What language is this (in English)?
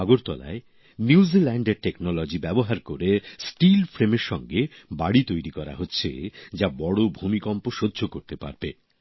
Bangla